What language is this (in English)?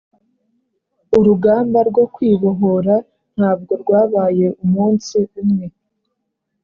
Kinyarwanda